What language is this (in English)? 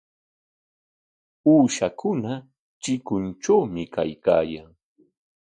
Corongo Ancash Quechua